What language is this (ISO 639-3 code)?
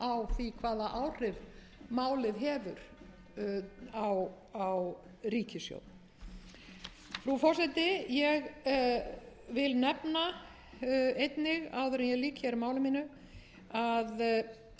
isl